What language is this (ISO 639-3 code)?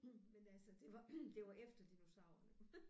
dan